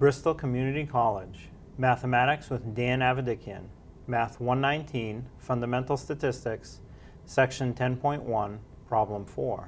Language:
English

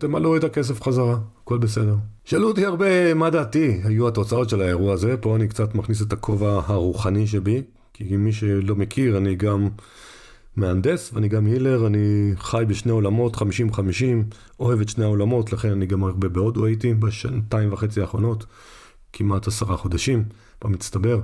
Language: Hebrew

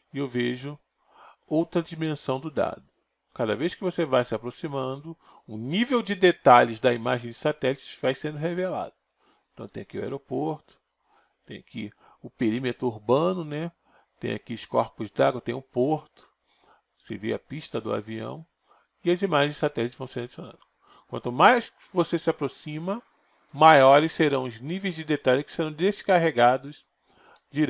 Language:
Portuguese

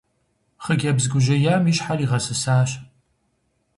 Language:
Kabardian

